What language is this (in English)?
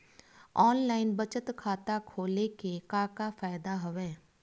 Chhattisgarhi